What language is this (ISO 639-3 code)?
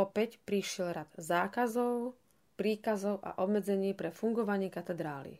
slk